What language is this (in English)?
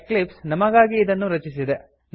Kannada